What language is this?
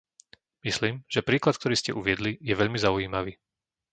Slovak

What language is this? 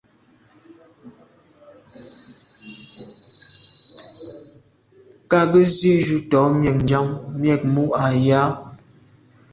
Medumba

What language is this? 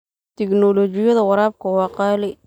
Somali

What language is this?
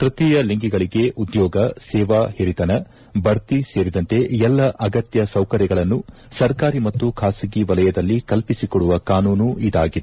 Kannada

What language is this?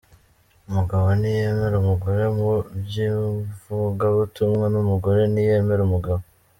Kinyarwanda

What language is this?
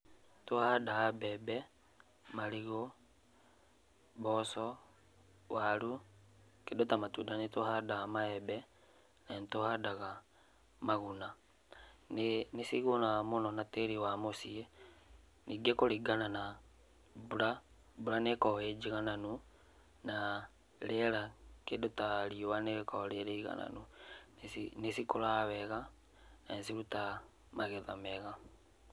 Kikuyu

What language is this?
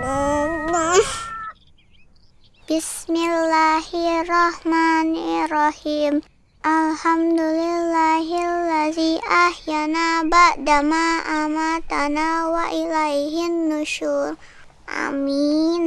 Indonesian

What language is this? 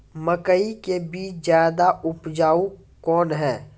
Maithili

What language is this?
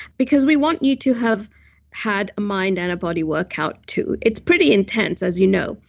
English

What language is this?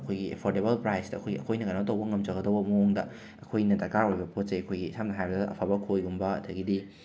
Manipuri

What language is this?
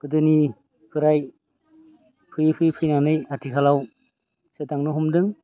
Bodo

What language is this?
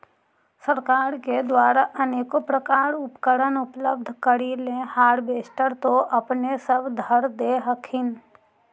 Magahi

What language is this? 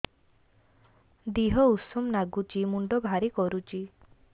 Odia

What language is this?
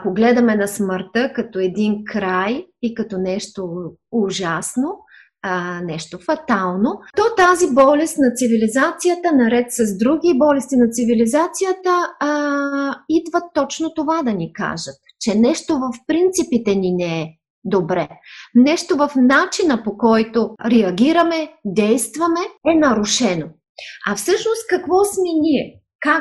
Bulgarian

